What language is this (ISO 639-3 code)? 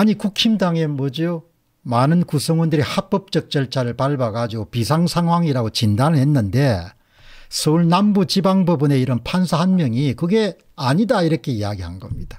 kor